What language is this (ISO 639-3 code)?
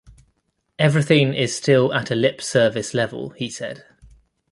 eng